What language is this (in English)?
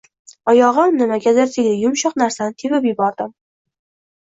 Uzbek